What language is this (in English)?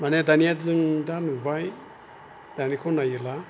Bodo